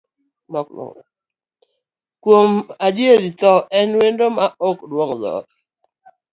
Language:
Luo (Kenya and Tanzania)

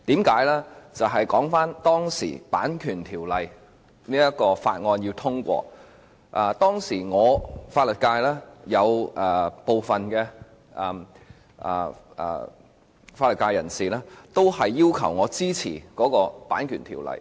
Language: Cantonese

